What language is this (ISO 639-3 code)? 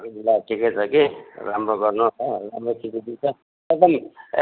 nep